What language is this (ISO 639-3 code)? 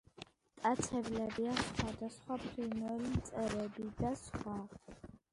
kat